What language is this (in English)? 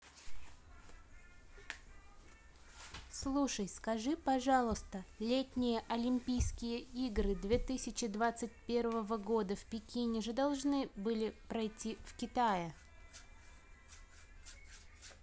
Russian